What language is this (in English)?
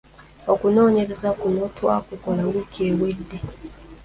Ganda